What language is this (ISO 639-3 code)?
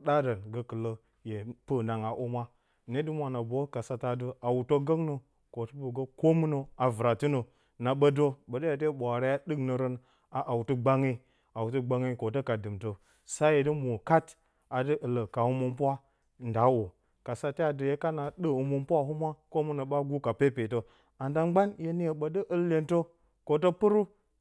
bcy